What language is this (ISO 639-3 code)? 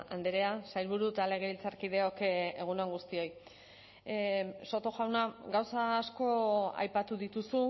eus